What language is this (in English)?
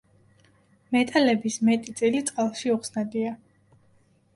Georgian